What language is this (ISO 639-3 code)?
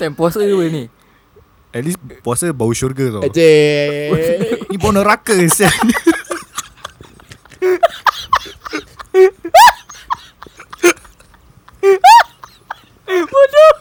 msa